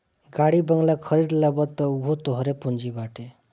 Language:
Bhojpuri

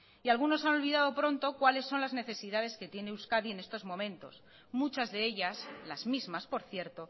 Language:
Spanish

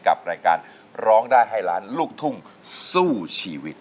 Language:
Thai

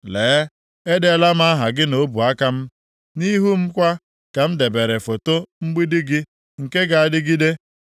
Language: Igbo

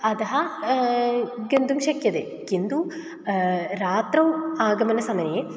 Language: Sanskrit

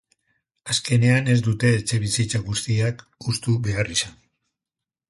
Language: Basque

